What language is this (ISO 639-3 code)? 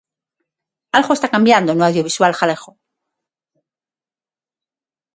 glg